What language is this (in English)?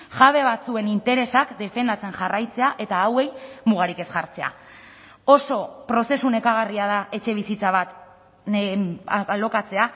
Basque